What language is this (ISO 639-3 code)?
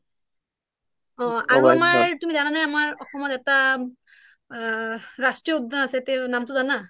asm